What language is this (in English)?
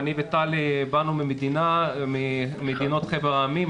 Hebrew